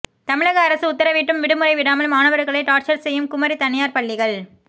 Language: Tamil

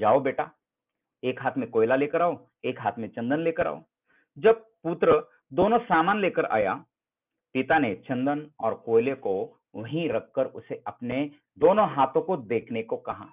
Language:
Hindi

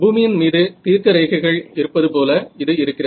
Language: Tamil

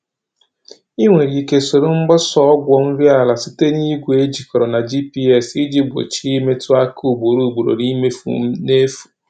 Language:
Igbo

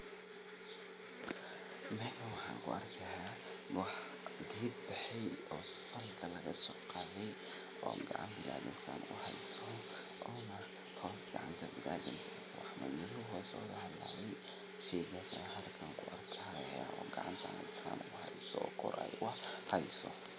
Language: Somali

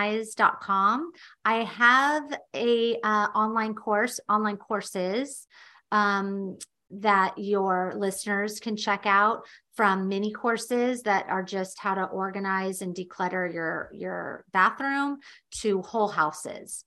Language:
English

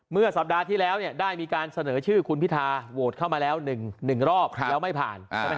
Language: Thai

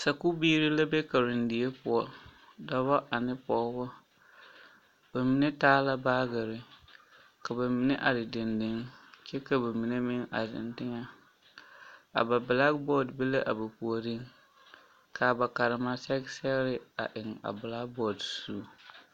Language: Southern Dagaare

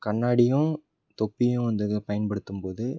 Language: Tamil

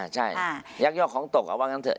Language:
Thai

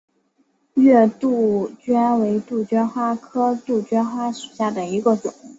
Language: Chinese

